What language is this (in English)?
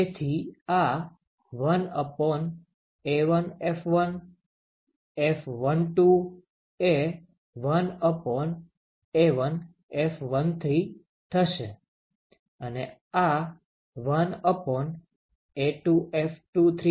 Gujarati